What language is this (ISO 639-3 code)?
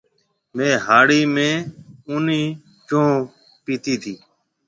mve